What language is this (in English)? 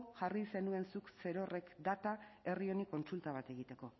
Basque